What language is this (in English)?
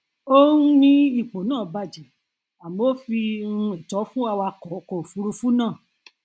Yoruba